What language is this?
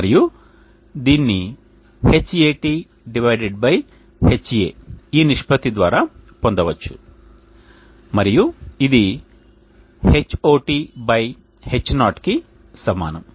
Telugu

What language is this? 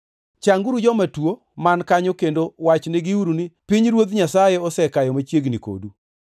Luo (Kenya and Tanzania)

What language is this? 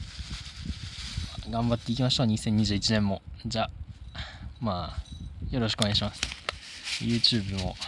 Japanese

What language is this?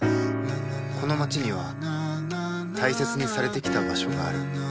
Japanese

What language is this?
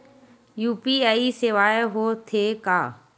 Chhattisgarhi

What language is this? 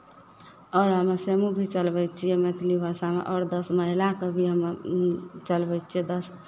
Maithili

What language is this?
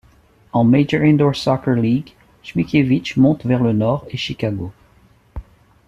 French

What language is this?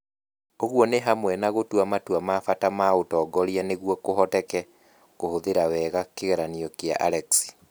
Kikuyu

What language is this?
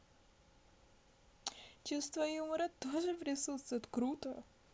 Russian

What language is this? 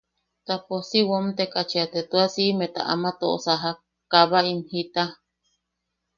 Yaqui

